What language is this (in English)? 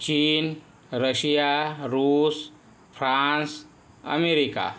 Marathi